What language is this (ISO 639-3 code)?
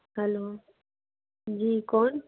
hin